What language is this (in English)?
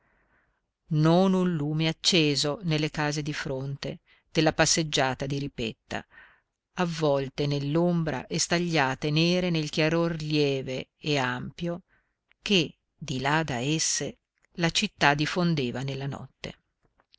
Italian